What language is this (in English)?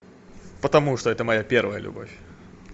Russian